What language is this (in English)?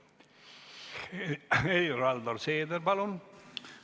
Estonian